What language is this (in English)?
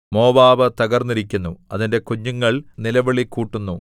Malayalam